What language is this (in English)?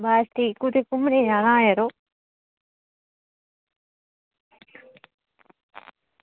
Dogri